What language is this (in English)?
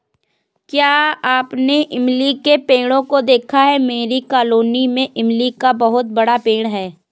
Hindi